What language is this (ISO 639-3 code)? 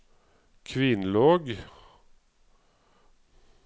nor